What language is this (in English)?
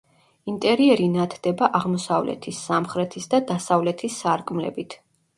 Georgian